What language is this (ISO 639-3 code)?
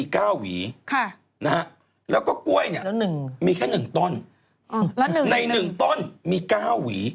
tha